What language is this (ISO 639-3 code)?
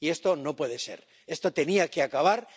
spa